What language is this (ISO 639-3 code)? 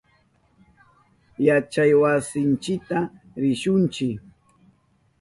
qup